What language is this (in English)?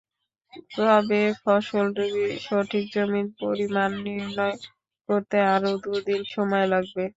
Bangla